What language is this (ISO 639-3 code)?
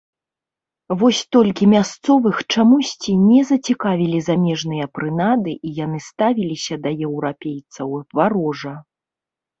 bel